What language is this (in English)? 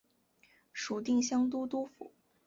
Chinese